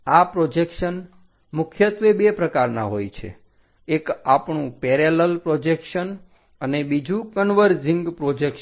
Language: Gujarati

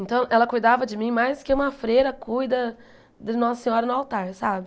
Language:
Portuguese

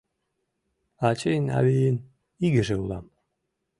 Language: Mari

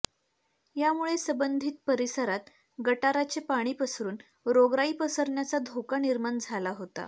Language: Marathi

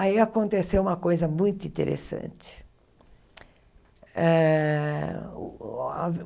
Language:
Portuguese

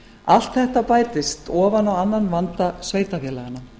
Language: Icelandic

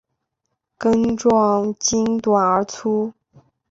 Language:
Chinese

